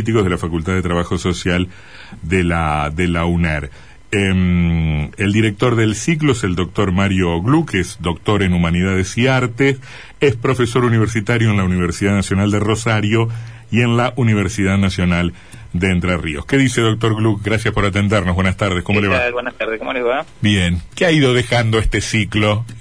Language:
Spanish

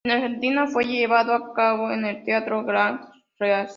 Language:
Spanish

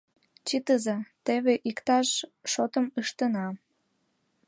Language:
Mari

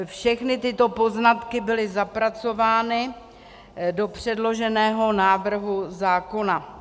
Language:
Czech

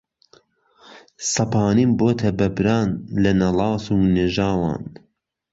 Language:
Central Kurdish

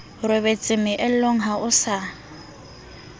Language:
Southern Sotho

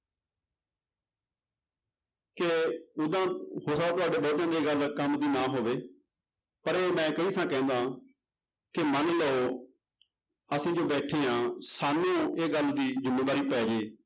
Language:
Punjabi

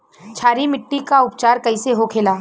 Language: Bhojpuri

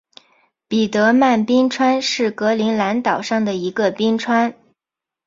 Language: Chinese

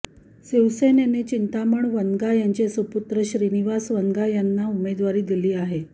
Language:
Marathi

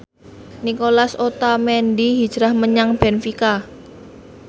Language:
Javanese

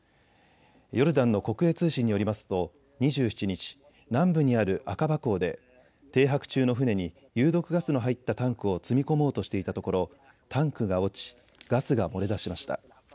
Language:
Japanese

